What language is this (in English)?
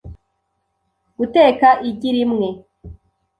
Kinyarwanda